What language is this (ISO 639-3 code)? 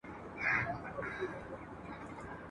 pus